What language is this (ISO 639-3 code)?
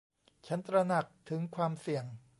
tha